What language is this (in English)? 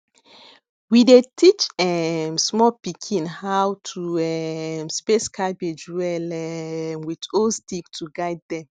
Nigerian Pidgin